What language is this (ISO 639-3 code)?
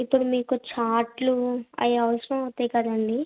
tel